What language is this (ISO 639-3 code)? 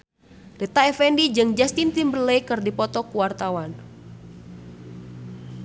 sun